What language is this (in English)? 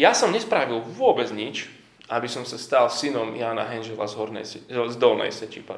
Slovak